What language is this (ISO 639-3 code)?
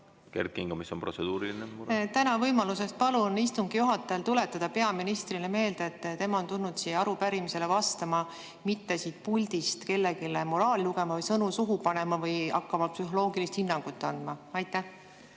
est